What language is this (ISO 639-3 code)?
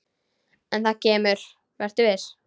isl